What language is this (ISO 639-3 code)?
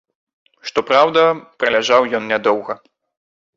bel